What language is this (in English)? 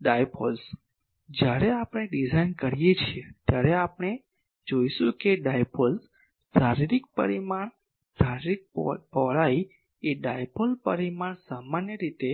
Gujarati